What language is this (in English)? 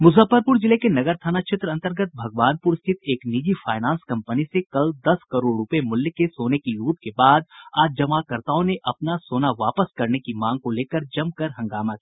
Hindi